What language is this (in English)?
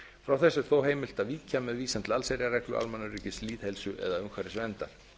Icelandic